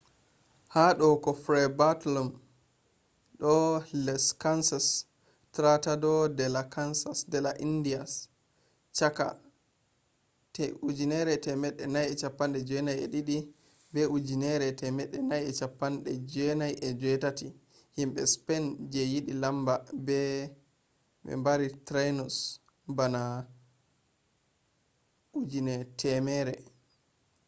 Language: Fula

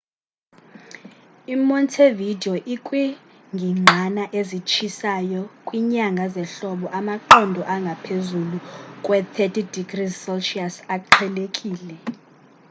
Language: Xhosa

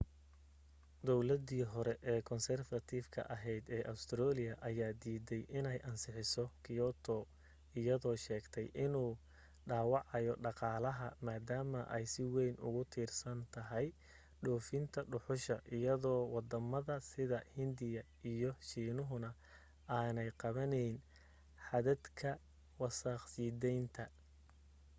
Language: Somali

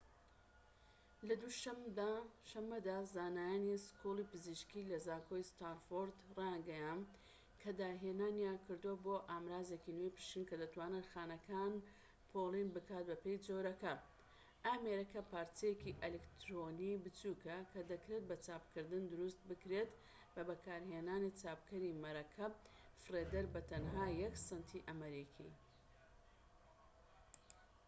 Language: Central Kurdish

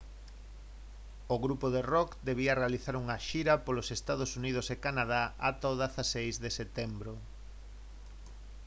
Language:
Galician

